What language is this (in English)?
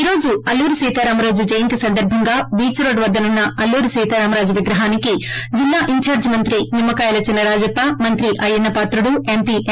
Telugu